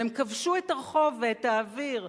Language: Hebrew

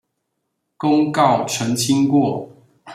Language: Chinese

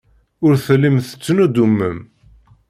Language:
Kabyle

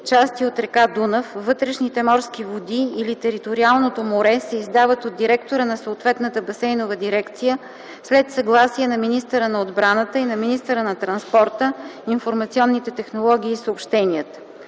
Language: Bulgarian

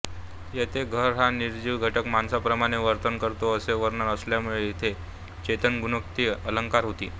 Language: Marathi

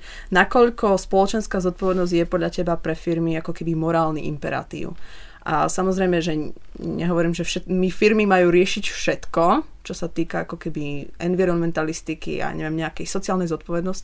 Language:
Slovak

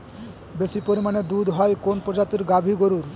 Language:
Bangla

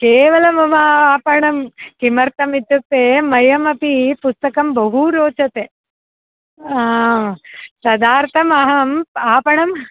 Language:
Sanskrit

